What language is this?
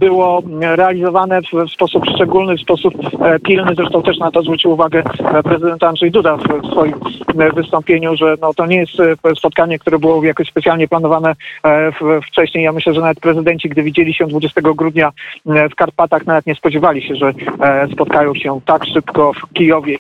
Polish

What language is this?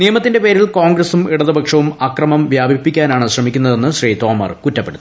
Malayalam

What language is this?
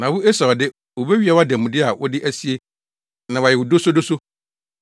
Akan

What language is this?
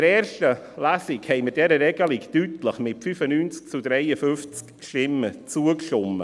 Swiss German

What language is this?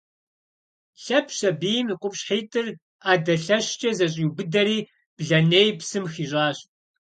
Kabardian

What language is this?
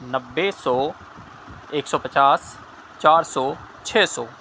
Urdu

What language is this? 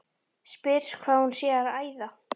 Icelandic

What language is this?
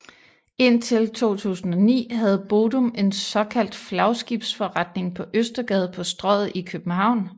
Danish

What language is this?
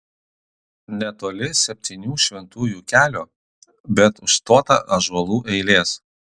Lithuanian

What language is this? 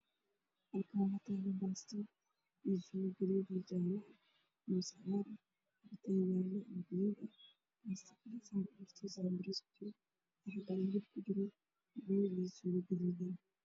Somali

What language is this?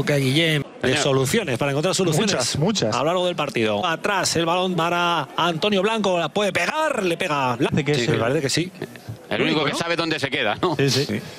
Spanish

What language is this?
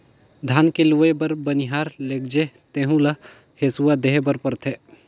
Chhattisgarhi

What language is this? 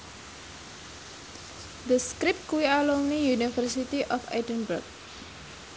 Javanese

